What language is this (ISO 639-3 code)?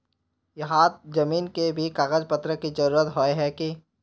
mag